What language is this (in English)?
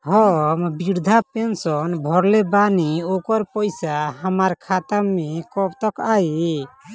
Bhojpuri